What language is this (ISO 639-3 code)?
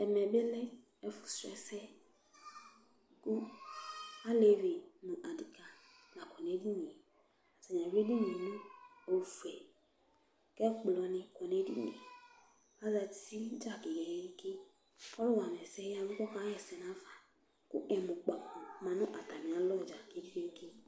kpo